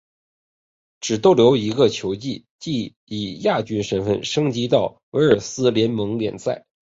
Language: Chinese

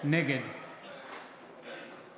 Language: Hebrew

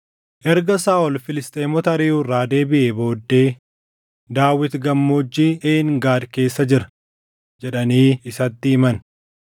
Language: Oromo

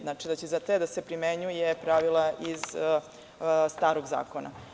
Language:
Serbian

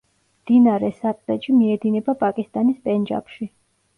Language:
Georgian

